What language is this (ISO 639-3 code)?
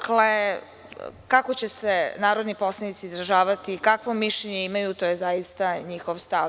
srp